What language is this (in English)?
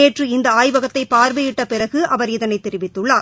Tamil